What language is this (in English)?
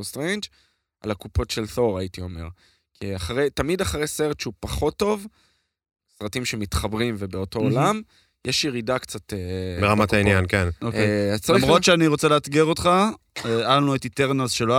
Hebrew